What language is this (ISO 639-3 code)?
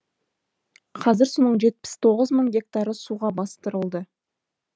kaz